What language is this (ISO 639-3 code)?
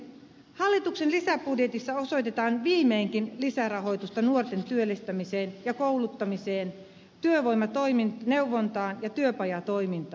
fin